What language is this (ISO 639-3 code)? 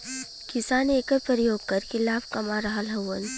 bho